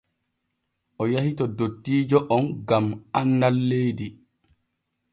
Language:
Borgu Fulfulde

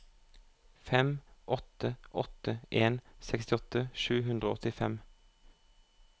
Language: Norwegian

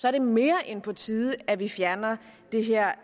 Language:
Danish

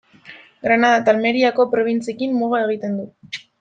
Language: Basque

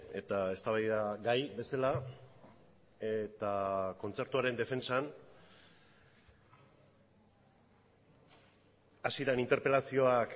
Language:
Basque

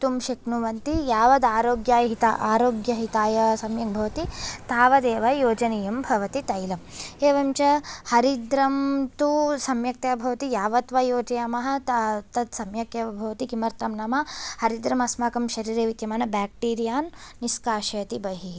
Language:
Sanskrit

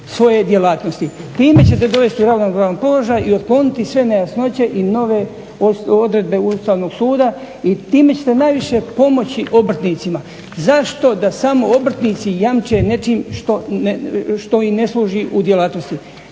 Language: Croatian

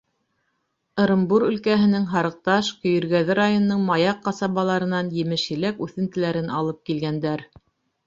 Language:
Bashkir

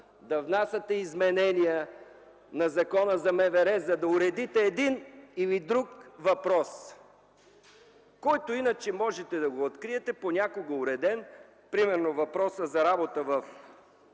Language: Bulgarian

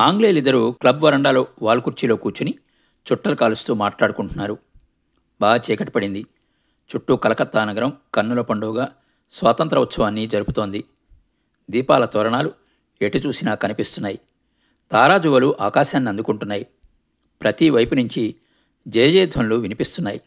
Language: Telugu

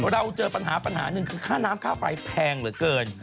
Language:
Thai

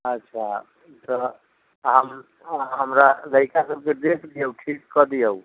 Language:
Maithili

